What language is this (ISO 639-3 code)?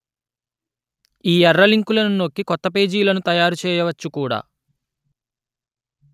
tel